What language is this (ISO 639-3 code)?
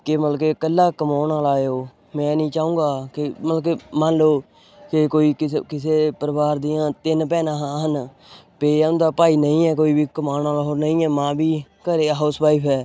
pan